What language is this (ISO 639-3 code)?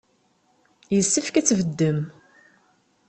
kab